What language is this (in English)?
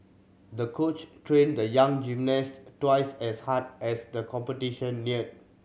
English